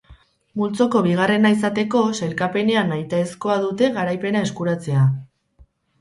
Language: Basque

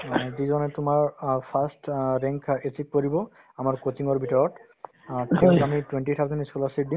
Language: Assamese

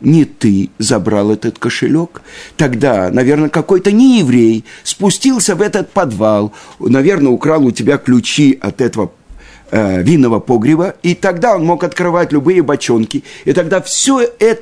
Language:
Russian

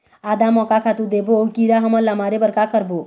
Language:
Chhattisgarhi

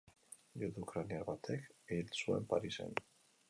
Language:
Basque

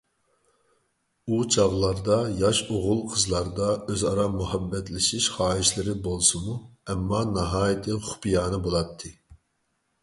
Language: Uyghur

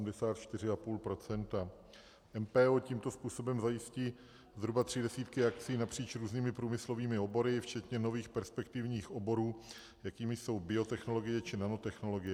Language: Czech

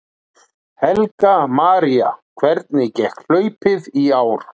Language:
Icelandic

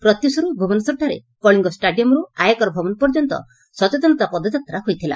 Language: Odia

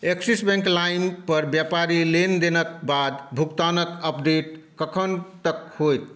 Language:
Maithili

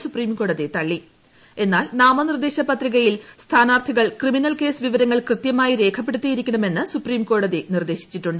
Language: Malayalam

